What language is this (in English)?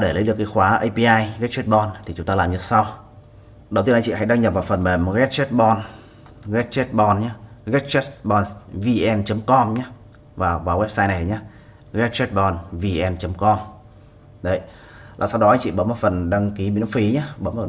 Vietnamese